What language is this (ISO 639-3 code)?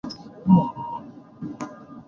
swa